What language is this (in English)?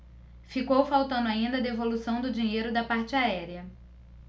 Portuguese